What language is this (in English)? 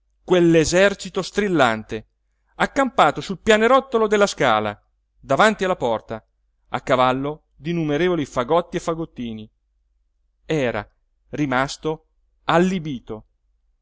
Italian